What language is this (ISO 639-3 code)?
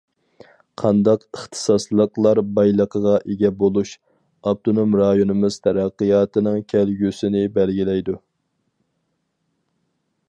uig